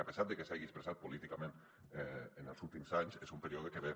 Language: Catalan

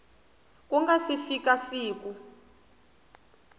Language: Tsonga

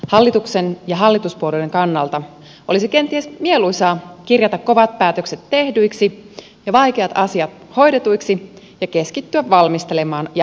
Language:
Finnish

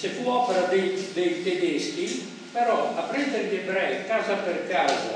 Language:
Italian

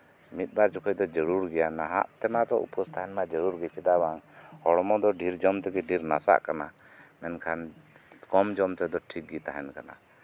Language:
Santali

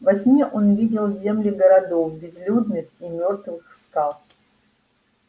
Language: Russian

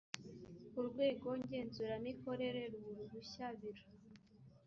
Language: Kinyarwanda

